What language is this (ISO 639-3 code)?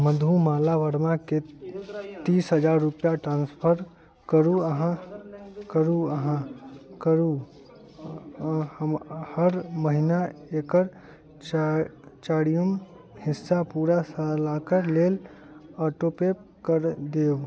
mai